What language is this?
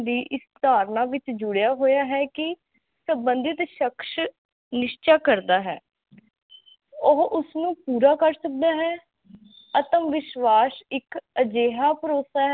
Punjabi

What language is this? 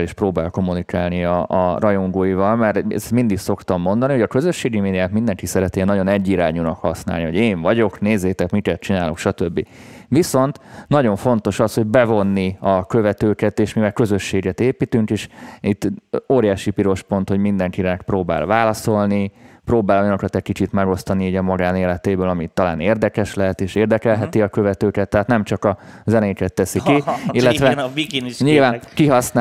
Hungarian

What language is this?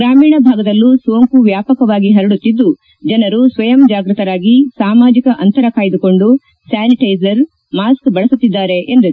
Kannada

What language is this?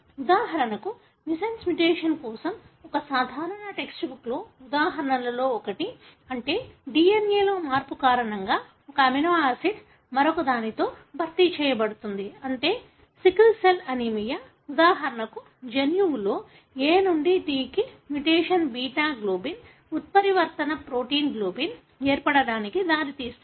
Telugu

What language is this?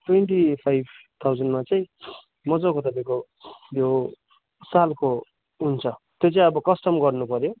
Nepali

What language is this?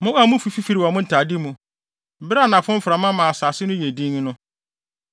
Akan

